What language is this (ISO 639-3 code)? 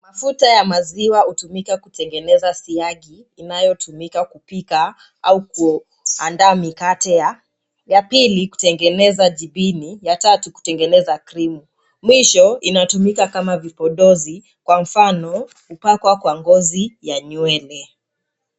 swa